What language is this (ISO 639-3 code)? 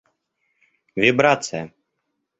rus